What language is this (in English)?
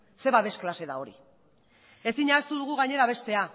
Basque